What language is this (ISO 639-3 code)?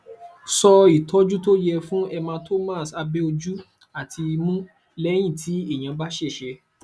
yor